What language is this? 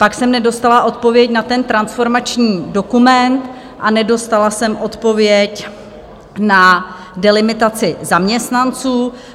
Czech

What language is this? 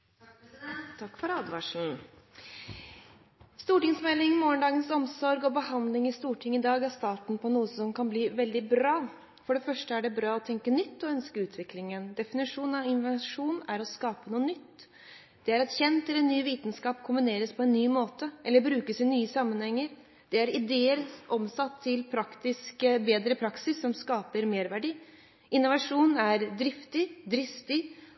Norwegian Bokmål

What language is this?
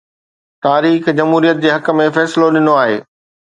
Sindhi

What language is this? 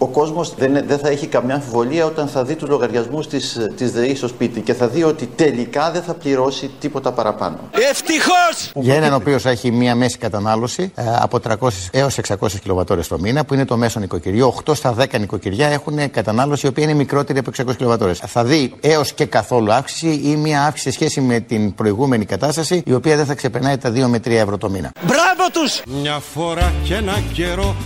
Greek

